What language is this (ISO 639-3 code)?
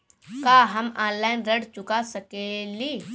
bho